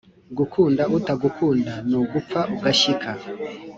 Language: Kinyarwanda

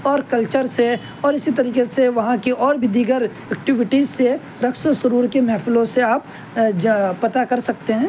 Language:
Urdu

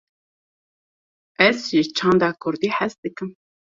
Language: Kurdish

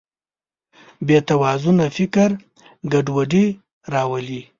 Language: Pashto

